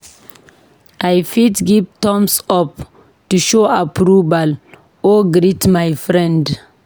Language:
Nigerian Pidgin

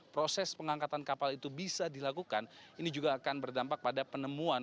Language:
Indonesian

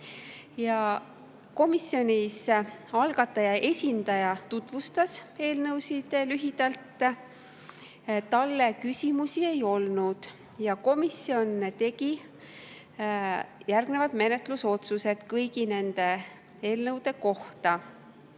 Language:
Estonian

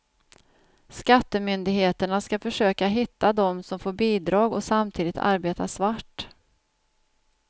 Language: Swedish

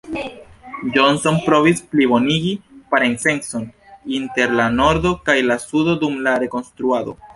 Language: Esperanto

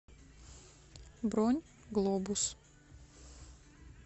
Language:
Russian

